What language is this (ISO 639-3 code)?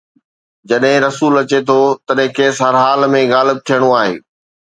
snd